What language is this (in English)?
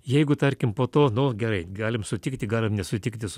Lithuanian